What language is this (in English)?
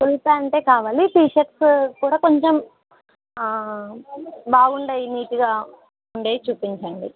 Telugu